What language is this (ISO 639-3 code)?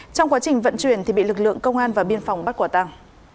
vie